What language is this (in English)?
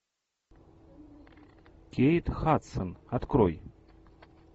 Russian